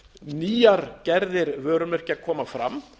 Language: Icelandic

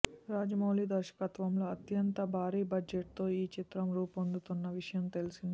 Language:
Telugu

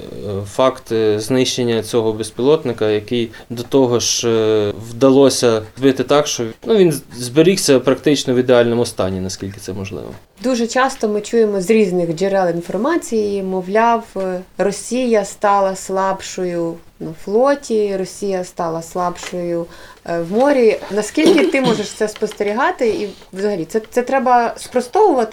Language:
Ukrainian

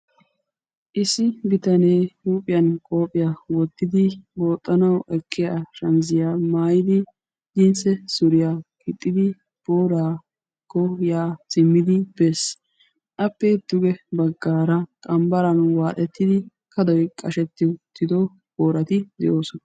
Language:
Wolaytta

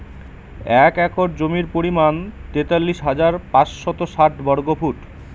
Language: Bangla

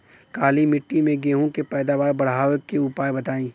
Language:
Bhojpuri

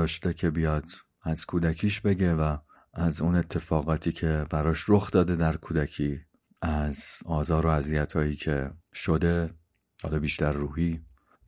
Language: Persian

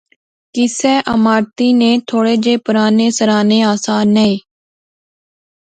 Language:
Pahari-Potwari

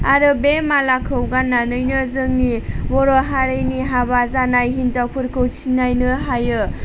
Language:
Bodo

